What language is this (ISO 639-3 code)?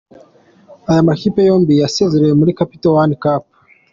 kin